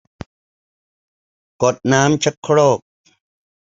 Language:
Thai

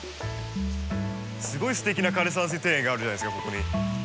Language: Japanese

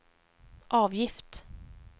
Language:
Swedish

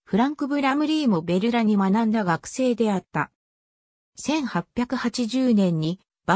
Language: Japanese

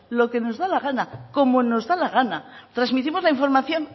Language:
Spanish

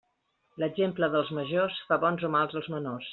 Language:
Catalan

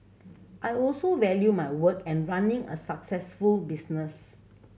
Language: English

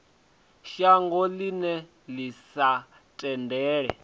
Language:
Venda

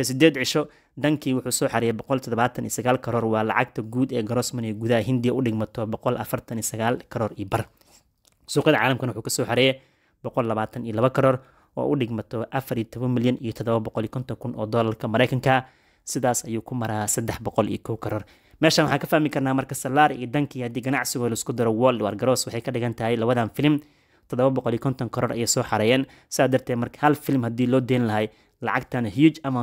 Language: Arabic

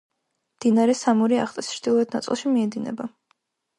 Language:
Georgian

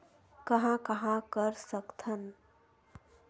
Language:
Chhattisgarhi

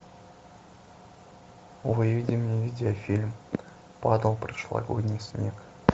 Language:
Russian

